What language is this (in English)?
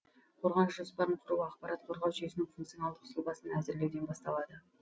Kazakh